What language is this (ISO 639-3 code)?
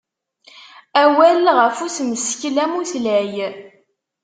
kab